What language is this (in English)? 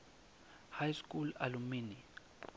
Swati